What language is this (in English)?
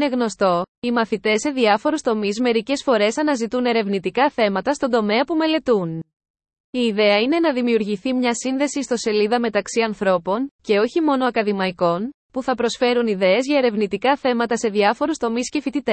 Greek